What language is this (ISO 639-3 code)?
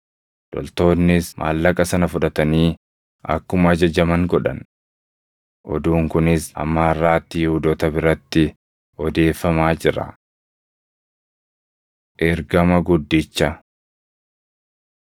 orm